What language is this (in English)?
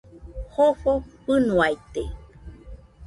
Nüpode Huitoto